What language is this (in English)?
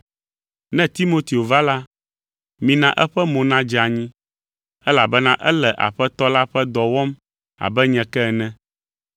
Ewe